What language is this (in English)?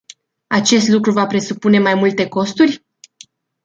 Romanian